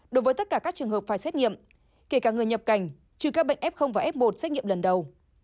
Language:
Vietnamese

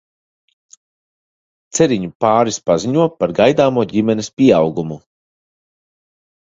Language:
Latvian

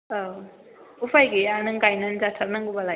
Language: Bodo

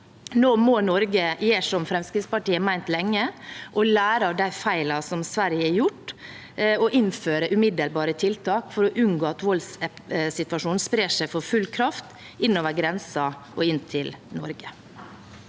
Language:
Norwegian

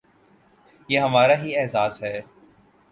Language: Urdu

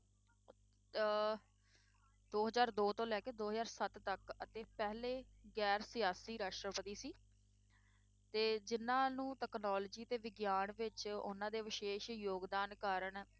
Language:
Punjabi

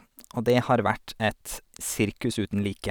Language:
Norwegian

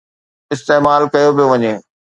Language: Sindhi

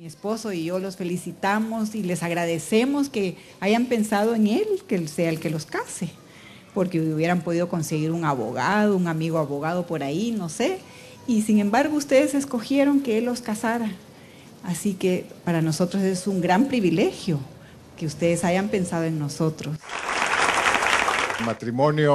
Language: Spanish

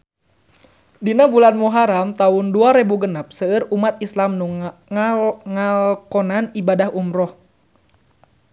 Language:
Sundanese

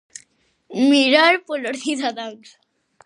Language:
Galician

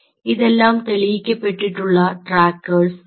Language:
Malayalam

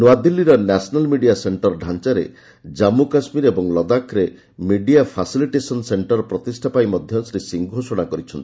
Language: Odia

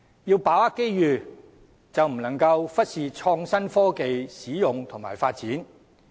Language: Cantonese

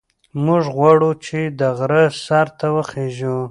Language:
Pashto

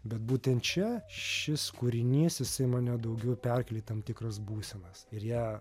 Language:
Lithuanian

